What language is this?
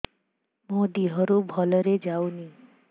Odia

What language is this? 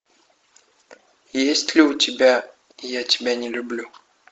Russian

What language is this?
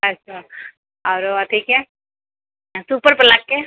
Maithili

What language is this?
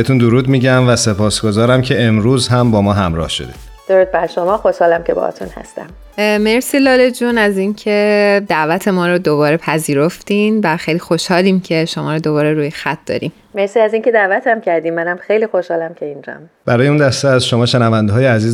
Persian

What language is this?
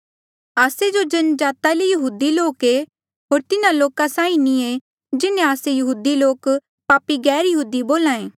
Mandeali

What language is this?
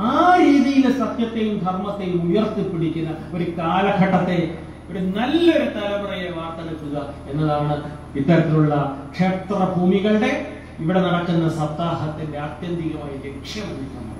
Malayalam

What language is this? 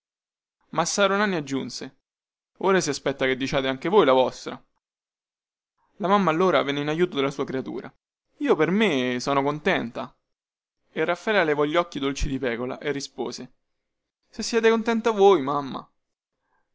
Italian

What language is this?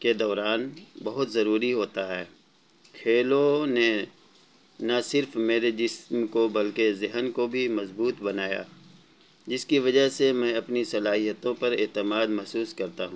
Urdu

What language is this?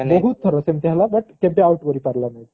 Odia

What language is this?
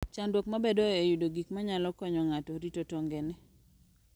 Luo (Kenya and Tanzania)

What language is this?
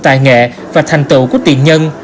Vietnamese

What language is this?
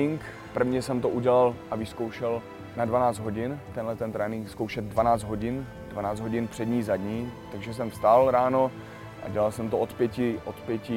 Czech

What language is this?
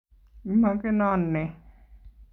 Kalenjin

